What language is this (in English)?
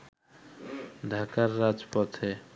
Bangla